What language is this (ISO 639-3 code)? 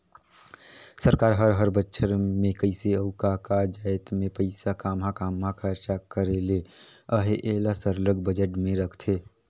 hne